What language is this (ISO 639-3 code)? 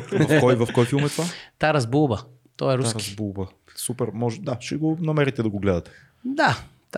bul